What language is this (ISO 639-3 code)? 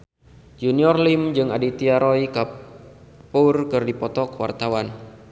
sun